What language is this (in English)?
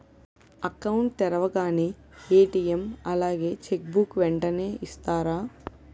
Telugu